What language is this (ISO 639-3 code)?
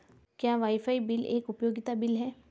hin